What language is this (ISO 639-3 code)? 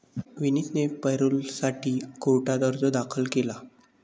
mar